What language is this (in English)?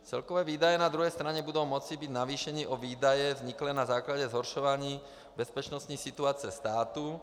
Czech